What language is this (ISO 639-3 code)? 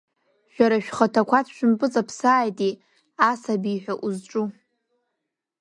abk